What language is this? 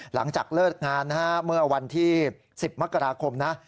Thai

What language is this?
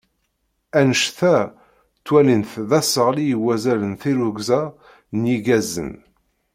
Kabyle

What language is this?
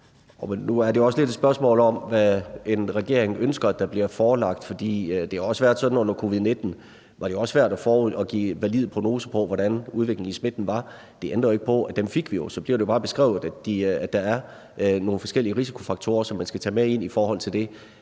Danish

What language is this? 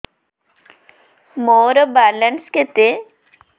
Odia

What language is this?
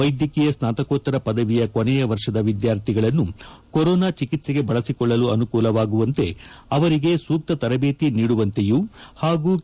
Kannada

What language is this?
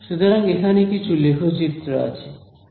Bangla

